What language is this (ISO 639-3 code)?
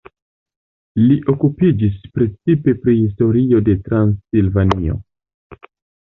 epo